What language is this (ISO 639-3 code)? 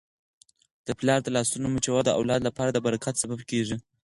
pus